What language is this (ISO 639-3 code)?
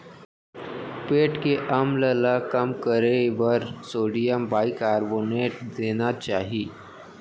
hne